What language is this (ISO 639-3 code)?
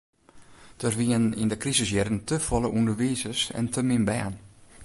fry